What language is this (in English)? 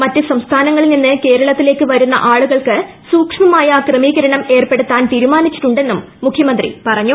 Malayalam